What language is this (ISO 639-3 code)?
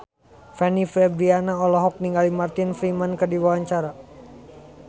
sun